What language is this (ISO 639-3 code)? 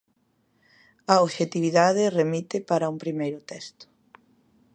glg